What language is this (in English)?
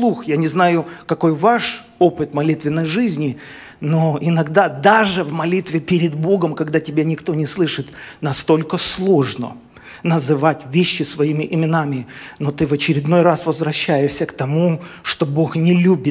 Russian